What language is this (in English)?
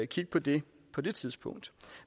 Danish